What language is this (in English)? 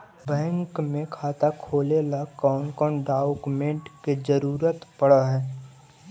Magahi